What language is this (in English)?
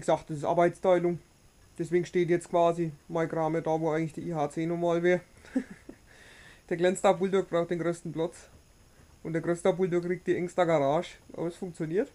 German